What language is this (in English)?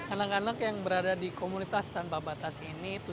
Indonesian